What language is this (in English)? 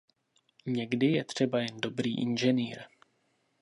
Czech